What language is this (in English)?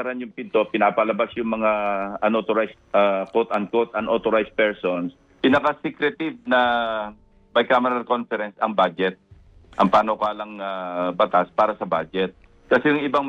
Filipino